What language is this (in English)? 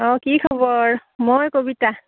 Assamese